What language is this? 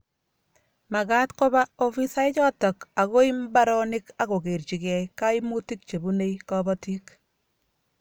Kalenjin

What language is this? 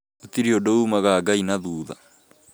Kikuyu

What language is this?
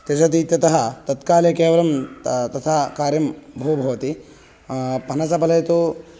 Sanskrit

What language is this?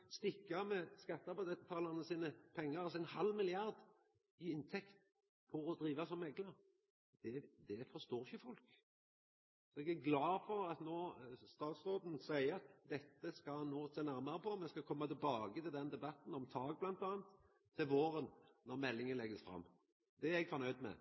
Norwegian Nynorsk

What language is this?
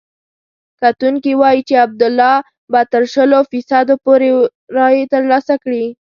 Pashto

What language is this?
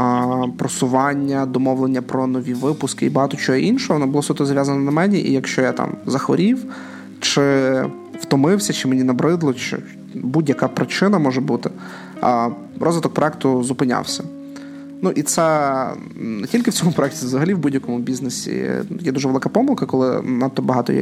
Ukrainian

